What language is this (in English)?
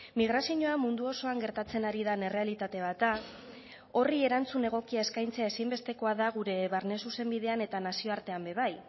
Basque